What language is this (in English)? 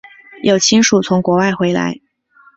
Chinese